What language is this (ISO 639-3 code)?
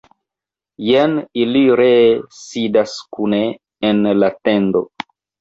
epo